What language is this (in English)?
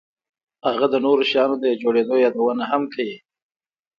Pashto